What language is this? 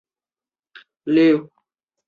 Chinese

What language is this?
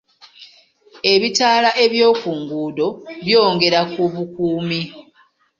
Ganda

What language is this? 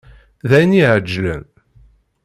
Kabyle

